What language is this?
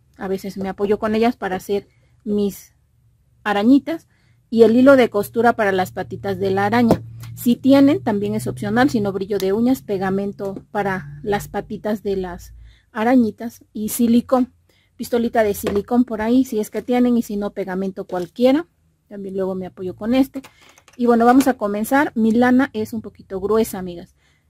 Spanish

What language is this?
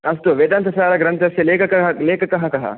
Sanskrit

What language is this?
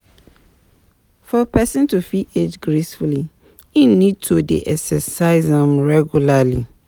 Nigerian Pidgin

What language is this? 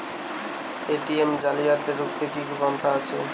Bangla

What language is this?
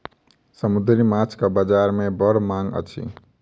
Maithili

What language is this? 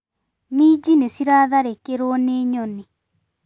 Kikuyu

